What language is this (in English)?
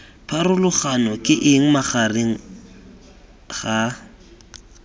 Tswana